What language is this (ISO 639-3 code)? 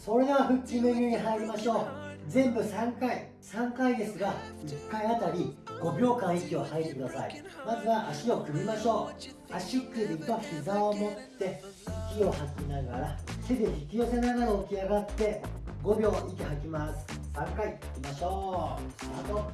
jpn